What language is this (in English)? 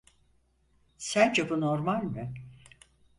Turkish